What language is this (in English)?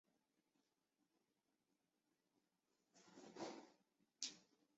Chinese